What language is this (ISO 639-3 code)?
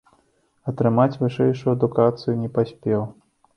bel